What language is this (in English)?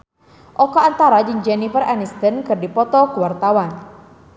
Sundanese